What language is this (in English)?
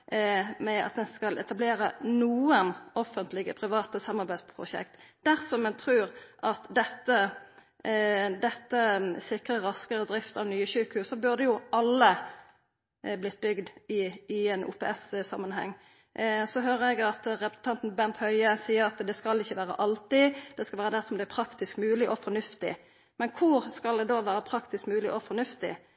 Norwegian Nynorsk